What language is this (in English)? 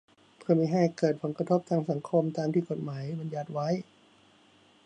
Thai